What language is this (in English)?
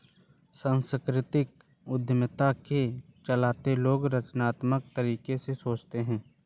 Hindi